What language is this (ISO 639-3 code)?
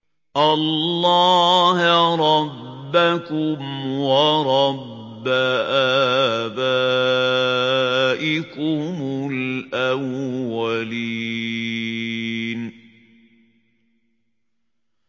ara